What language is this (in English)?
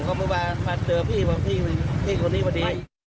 Thai